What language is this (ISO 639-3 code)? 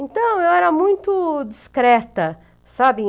por